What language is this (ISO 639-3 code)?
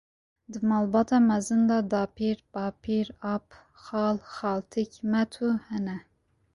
kur